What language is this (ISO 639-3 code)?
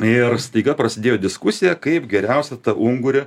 lit